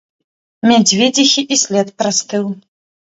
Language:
Belarusian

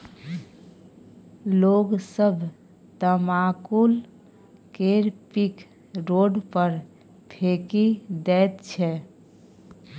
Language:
Maithili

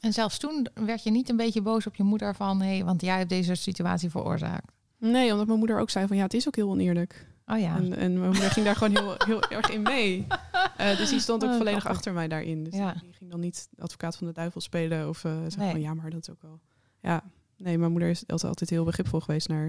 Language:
Dutch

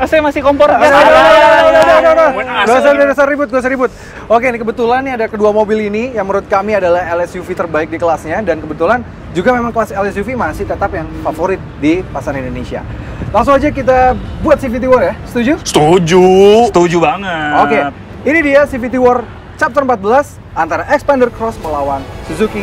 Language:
Indonesian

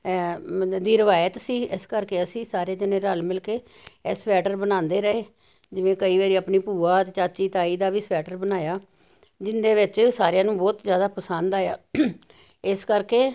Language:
Punjabi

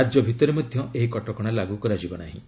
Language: Odia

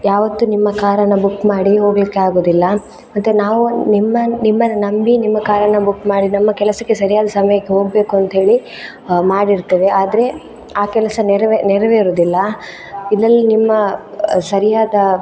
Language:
Kannada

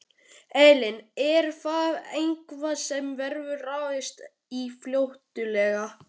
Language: Icelandic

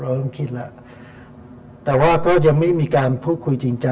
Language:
Thai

